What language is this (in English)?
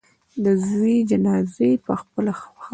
Pashto